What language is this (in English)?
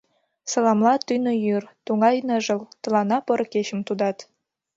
Mari